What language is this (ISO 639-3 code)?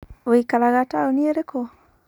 kik